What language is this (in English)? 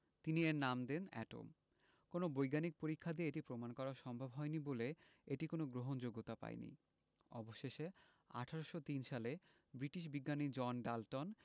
Bangla